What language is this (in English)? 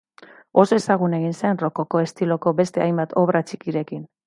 Basque